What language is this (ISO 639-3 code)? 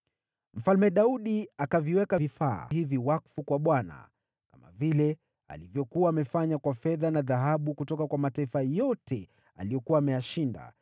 swa